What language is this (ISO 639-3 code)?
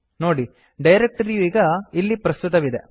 kan